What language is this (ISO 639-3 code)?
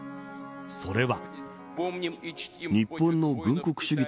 jpn